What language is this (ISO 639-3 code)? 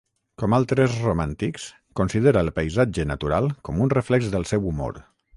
cat